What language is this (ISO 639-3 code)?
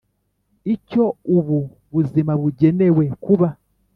kin